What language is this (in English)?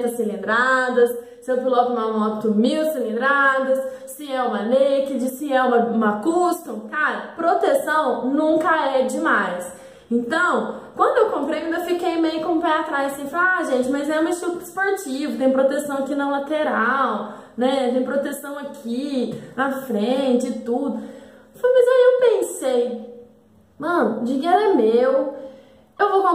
Portuguese